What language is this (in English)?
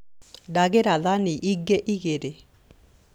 Kikuyu